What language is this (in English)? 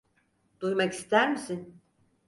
Turkish